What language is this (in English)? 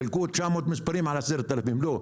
Hebrew